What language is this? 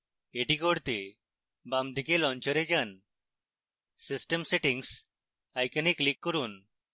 Bangla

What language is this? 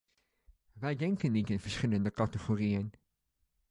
Dutch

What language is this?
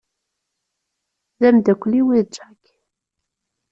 Kabyle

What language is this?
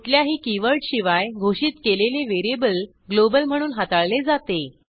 Marathi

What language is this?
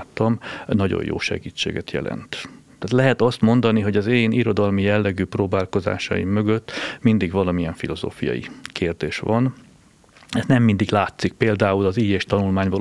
Hungarian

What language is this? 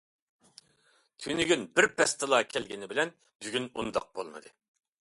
Uyghur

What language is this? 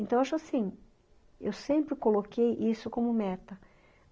Portuguese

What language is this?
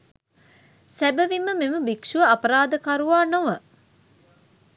Sinhala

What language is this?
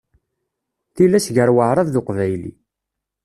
Kabyle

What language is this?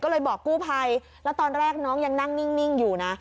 Thai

